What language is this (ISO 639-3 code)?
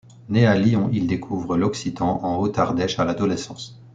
fra